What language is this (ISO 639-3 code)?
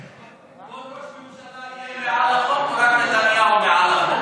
heb